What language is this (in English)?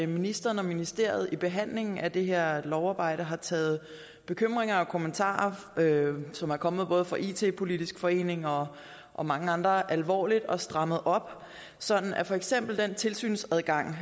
Danish